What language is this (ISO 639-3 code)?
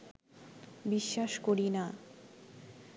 ben